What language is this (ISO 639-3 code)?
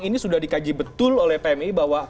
ind